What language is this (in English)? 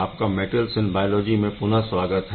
Hindi